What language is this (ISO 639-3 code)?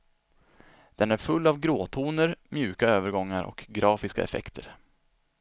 swe